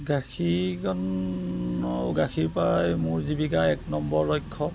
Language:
Assamese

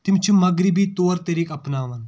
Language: Kashmiri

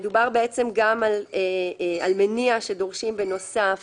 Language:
Hebrew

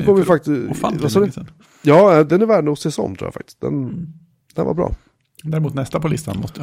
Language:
Swedish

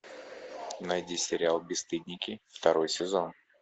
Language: Russian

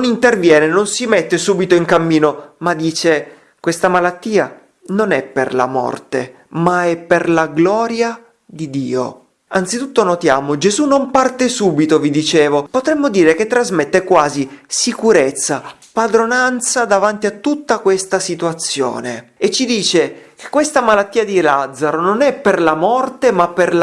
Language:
Italian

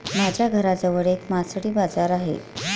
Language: Marathi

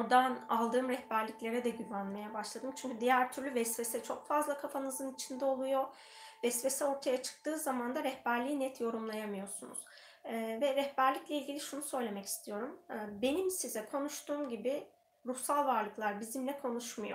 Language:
Turkish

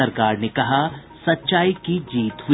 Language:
Hindi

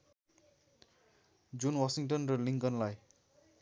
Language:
Nepali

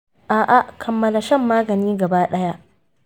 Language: Hausa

